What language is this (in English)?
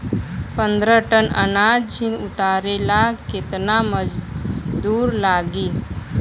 Bhojpuri